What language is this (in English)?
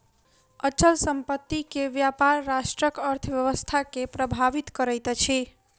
Maithili